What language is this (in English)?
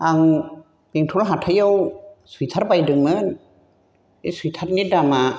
Bodo